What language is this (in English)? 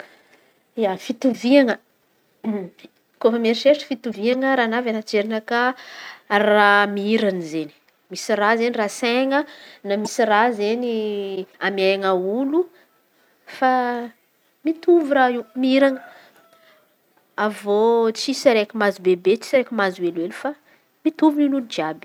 Antankarana Malagasy